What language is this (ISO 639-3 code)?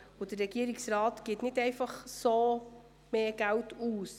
gsw